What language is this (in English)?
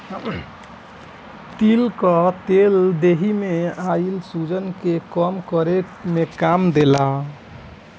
Bhojpuri